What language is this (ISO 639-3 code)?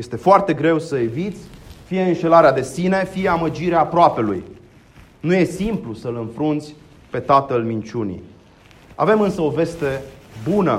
ron